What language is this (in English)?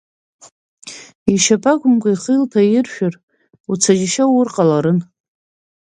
Abkhazian